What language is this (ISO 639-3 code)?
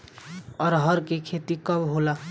bho